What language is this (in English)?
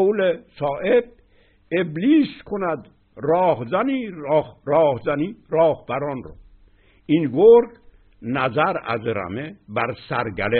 Persian